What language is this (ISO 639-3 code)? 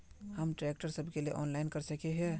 mag